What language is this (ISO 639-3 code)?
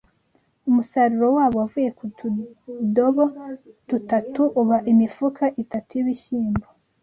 kin